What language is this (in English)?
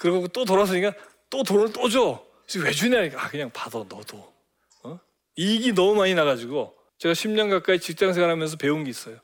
Korean